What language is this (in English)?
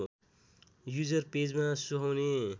Nepali